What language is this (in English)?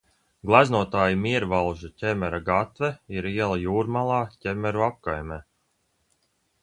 Latvian